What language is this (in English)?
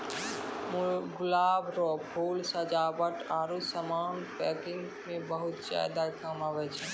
Maithili